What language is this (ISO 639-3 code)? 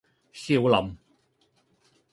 yue